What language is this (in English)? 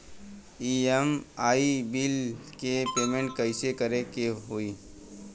Bhojpuri